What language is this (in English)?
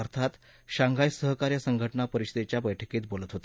Marathi